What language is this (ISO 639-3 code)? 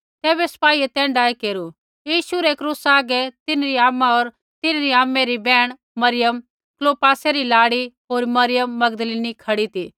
kfx